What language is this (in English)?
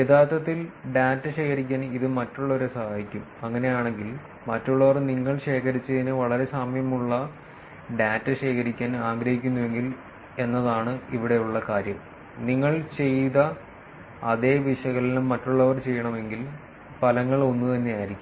Malayalam